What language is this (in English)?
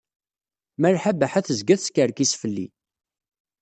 Kabyle